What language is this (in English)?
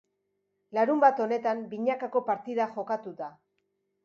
Basque